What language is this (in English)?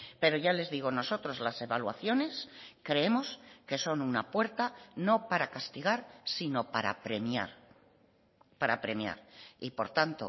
Spanish